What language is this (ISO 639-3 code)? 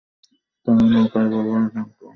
ben